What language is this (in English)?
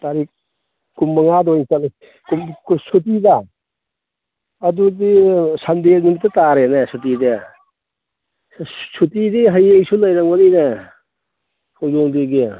Manipuri